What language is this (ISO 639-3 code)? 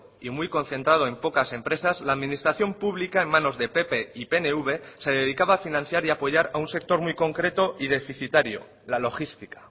spa